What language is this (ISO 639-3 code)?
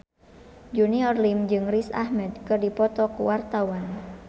sun